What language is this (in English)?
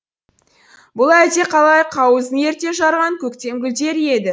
Kazakh